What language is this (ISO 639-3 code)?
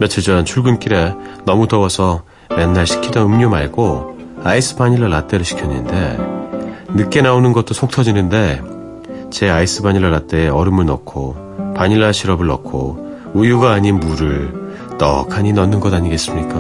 kor